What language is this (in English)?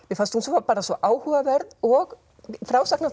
Icelandic